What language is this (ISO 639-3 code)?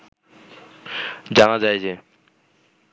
ben